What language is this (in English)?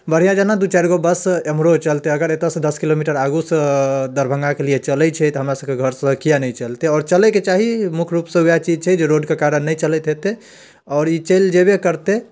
Maithili